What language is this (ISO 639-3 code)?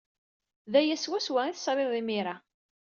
kab